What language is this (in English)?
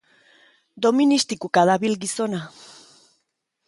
Basque